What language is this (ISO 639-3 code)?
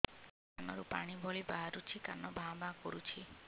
ori